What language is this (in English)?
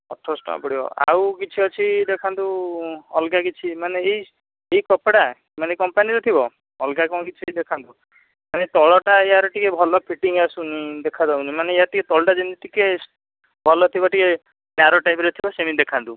Odia